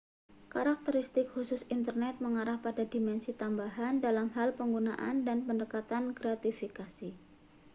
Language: Indonesian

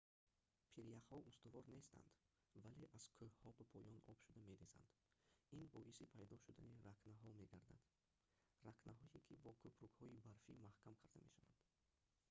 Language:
Tajik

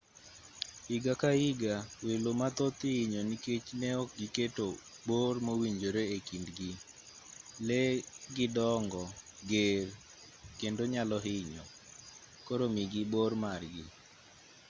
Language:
Luo (Kenya and Tanzania)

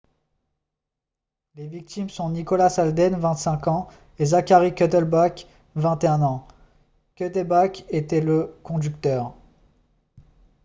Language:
French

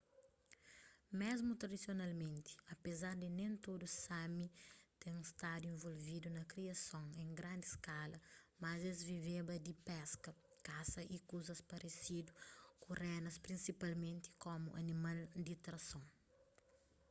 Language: Kabuverdianu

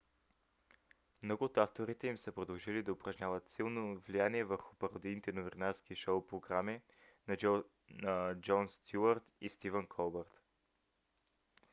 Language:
Bulgarian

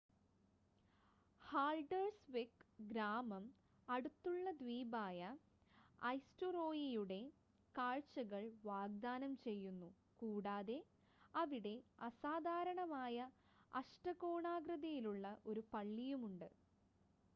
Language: Malayalam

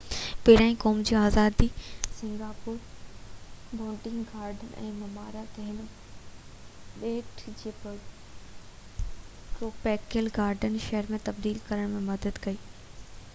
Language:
Sindhi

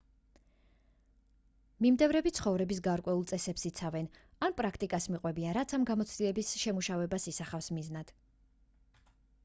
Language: Georgian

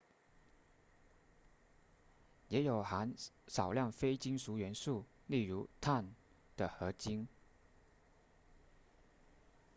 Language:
Chinese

